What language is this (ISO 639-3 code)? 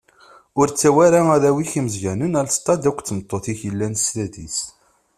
kab